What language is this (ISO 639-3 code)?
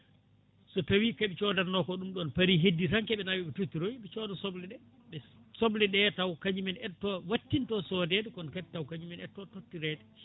ful